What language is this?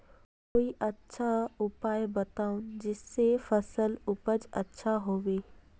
Magahi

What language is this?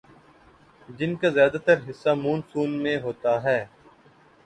Urdu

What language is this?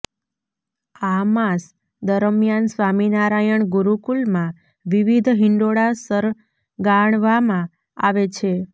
Gujarati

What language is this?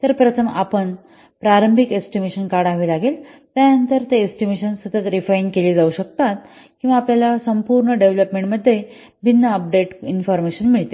Marathi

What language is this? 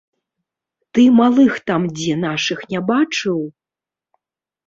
Belarusian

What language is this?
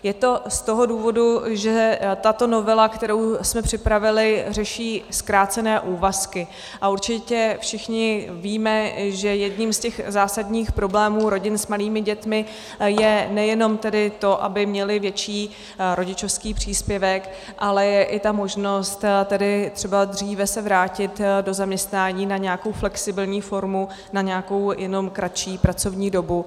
Czech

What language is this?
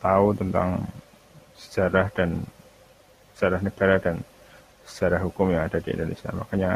Indonesian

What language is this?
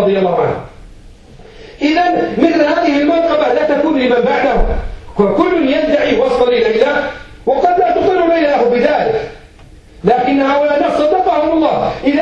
Arabic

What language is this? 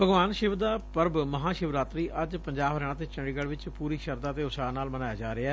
Punjabi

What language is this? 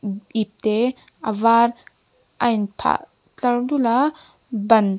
Mizo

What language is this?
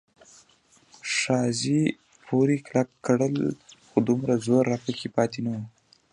Pashto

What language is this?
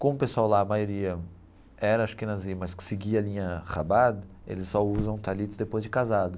Portuguese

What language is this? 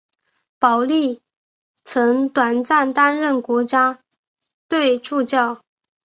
Chinese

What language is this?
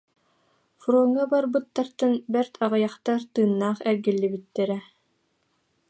Yakut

